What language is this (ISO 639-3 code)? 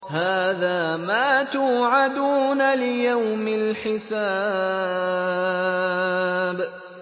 ara